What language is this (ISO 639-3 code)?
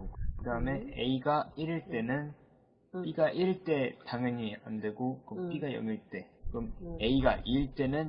kor